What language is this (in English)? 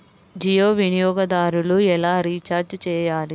Telugu